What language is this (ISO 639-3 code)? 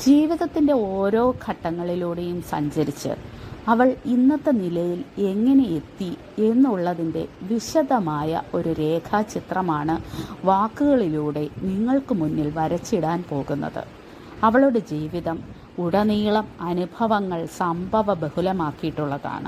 mal